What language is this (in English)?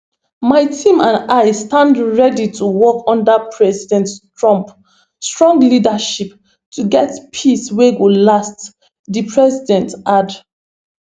Nigerian Pidgin